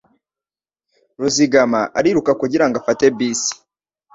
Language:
Kinyarwanda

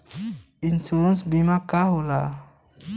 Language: Bhojpuri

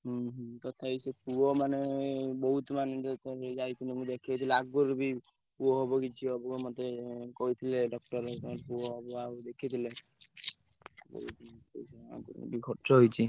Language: Odia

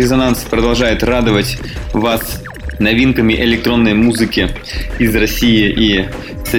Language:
Russian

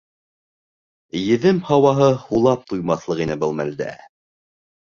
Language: Bashkir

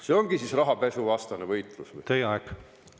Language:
Estonian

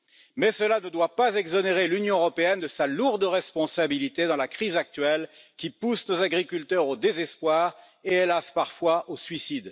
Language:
French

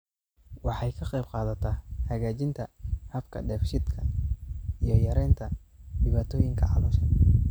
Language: Somali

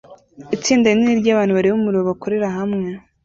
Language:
Kinyarwanda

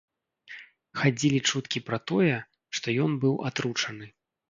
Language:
Belarusian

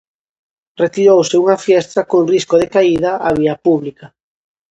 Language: Galician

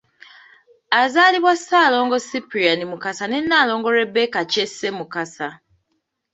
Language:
Ganda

